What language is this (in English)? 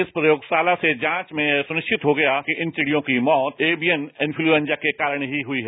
Hindi